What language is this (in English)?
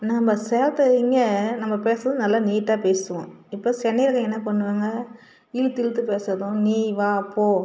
Tamil